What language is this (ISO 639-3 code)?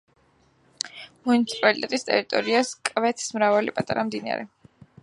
kat